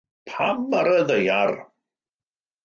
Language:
Welsh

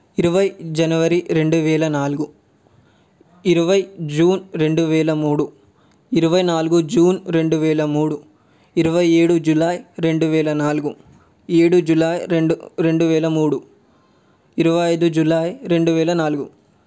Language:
Telugu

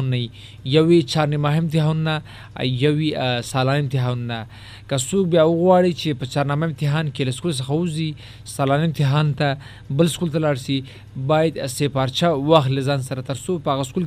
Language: Urdu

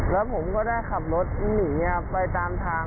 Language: Thai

